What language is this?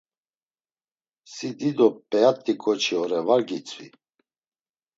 Laz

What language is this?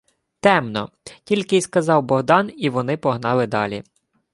Ukrainian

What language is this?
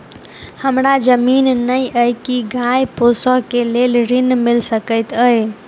Maithili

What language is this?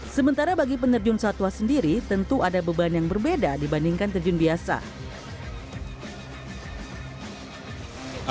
Indonesian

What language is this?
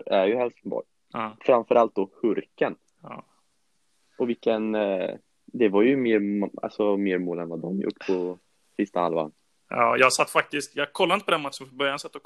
Swedish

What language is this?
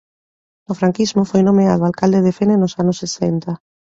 Galician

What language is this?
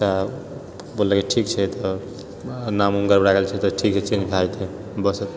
Maithili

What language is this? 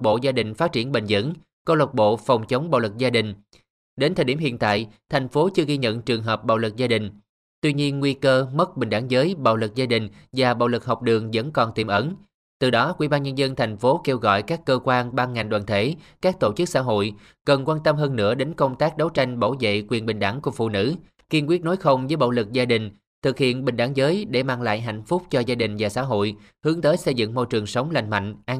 Vietnamese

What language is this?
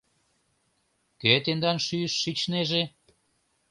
Mari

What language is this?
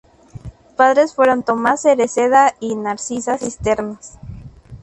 Spanish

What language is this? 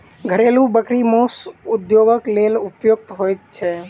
Maithili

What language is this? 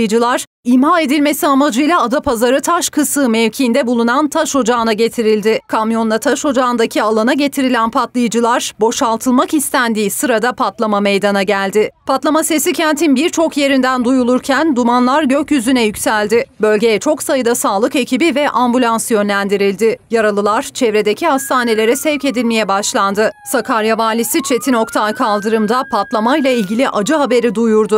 Turkish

